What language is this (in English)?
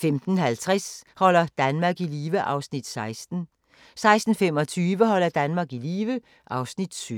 Danish